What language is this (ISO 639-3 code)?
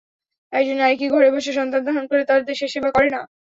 ben